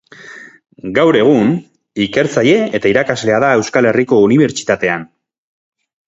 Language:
Basque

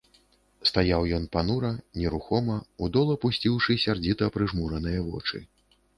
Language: Belarusian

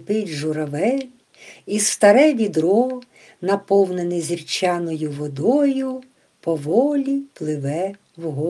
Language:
Ukrainian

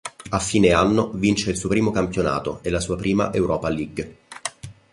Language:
Italian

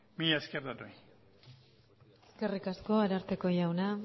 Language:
Basque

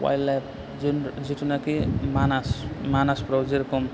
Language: Bodo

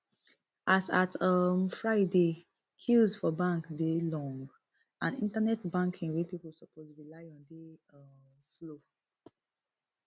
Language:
Nigerian Pidgin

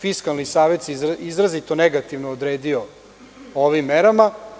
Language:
Serbian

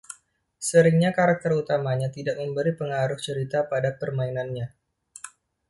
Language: Indonesian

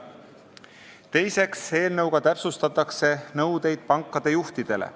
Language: Estonian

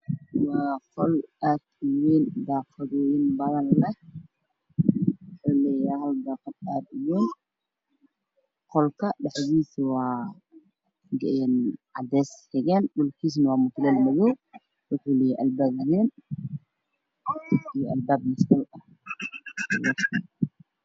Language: Somali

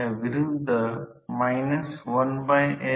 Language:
Marathi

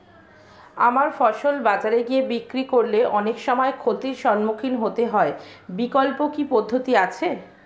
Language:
Bangla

